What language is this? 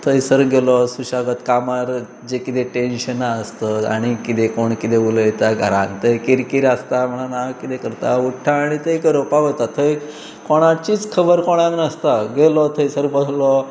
Konkani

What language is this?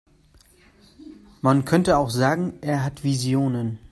German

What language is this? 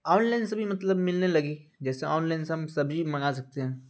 Urdu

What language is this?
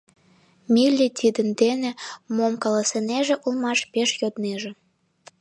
Mari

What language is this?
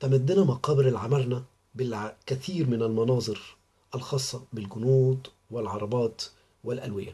Arabic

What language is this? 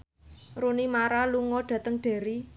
Javanese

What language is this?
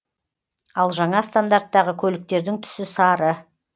Kazakh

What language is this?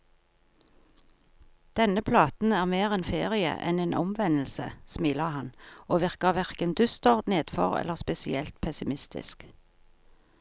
Norwegian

